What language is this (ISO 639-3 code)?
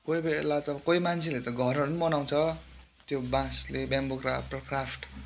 nep